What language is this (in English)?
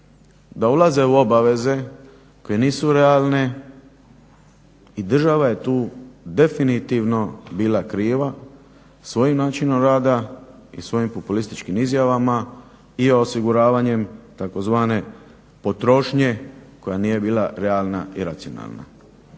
Croatian